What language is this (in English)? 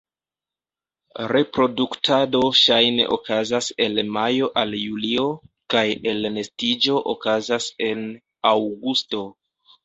Esperanto